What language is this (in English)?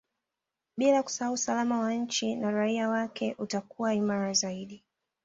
Swahili